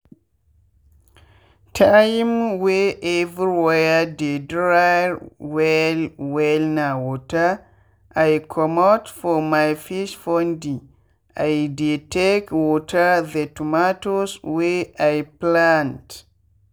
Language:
Nigerian Pidgin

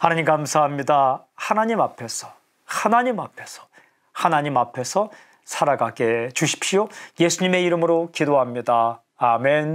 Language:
Korean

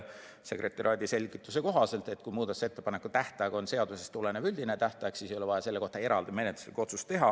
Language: Estonian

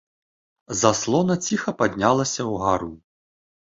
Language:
Belarusian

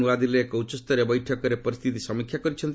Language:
Odia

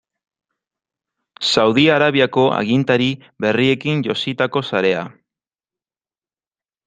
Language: Basque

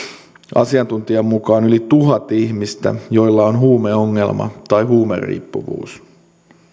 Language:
Finnish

